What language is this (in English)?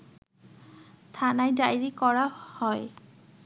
Bangla